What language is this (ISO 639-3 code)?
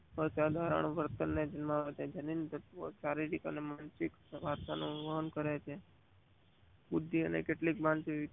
guj